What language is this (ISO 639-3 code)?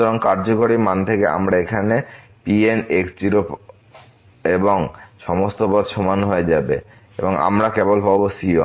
ben